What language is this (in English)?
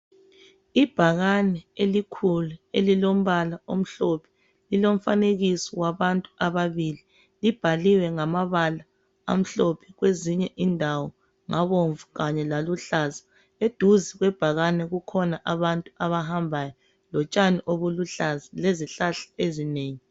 North Ndebele